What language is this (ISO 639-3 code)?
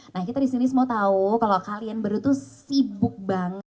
ind